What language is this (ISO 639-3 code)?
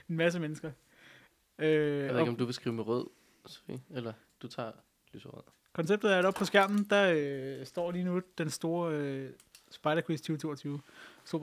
dan